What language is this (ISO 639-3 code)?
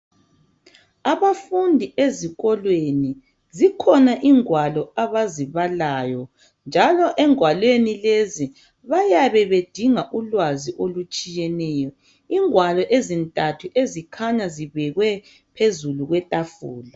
nde